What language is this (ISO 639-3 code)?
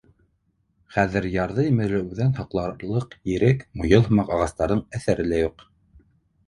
bak